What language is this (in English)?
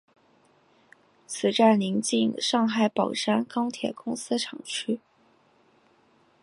Chinese